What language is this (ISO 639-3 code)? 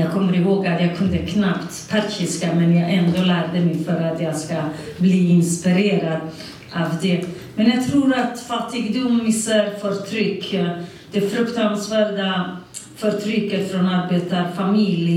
swe